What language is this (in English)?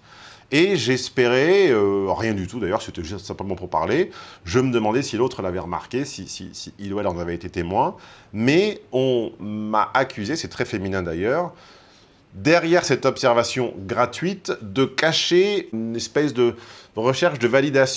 French